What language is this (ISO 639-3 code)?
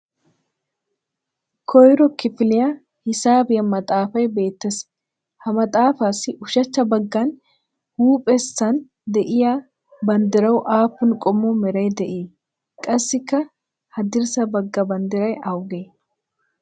wal